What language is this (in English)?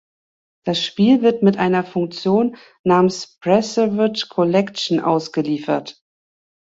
German